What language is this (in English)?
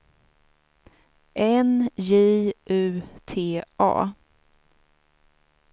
Swedish